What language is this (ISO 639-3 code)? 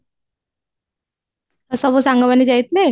ori